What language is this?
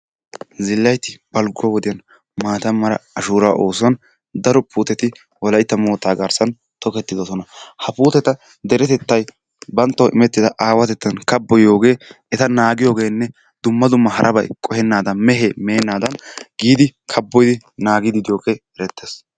Wolaytta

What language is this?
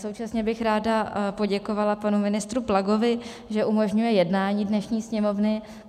Czech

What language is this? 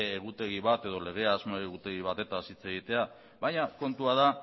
Basque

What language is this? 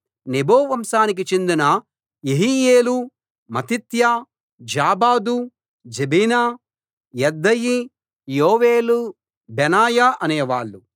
Telugu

